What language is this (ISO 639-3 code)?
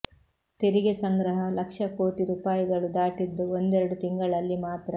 kan